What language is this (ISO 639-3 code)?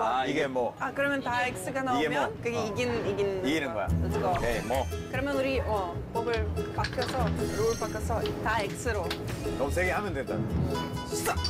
kor